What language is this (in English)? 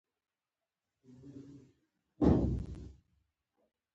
Pashto